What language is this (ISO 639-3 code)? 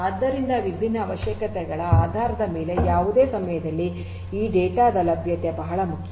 kan